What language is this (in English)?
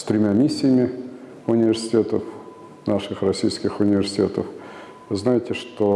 Russian